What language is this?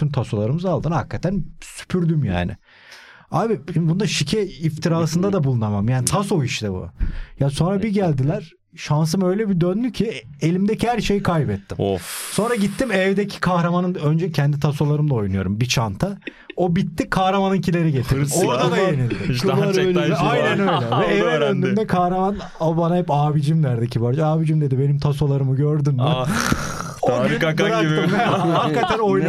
Turkish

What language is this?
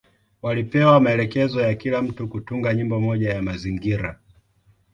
Swahili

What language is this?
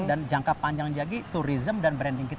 Indonesian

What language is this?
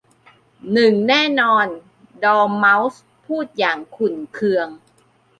Thai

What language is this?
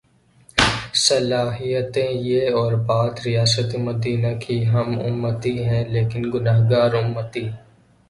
Urdu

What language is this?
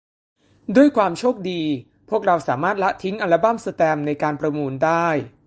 Thai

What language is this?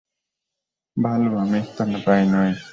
Bangla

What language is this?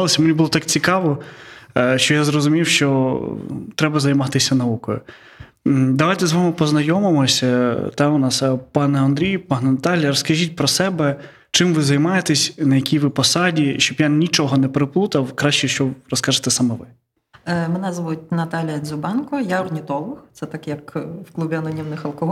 Ukrainian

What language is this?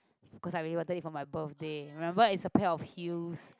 English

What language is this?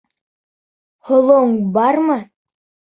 Bashkir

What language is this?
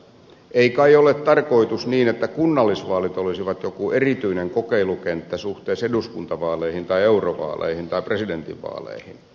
Finnish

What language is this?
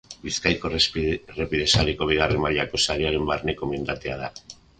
Basque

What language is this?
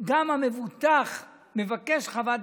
Hebrew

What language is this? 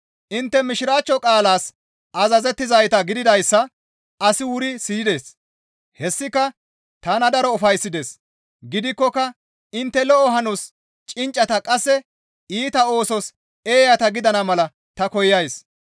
Gamo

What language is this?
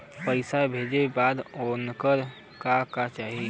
Bhojpuri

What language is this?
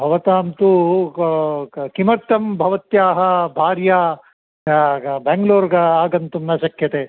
Sanskrit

